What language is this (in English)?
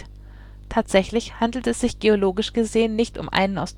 German